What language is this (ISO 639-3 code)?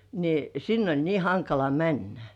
fin